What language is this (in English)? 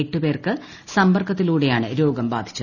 Malayalam